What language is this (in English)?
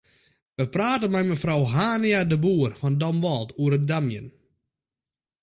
Western Frisian